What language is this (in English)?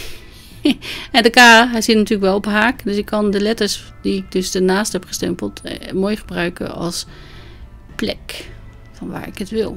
Dutch